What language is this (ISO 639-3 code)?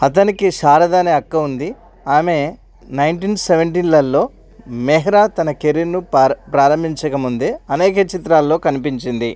tel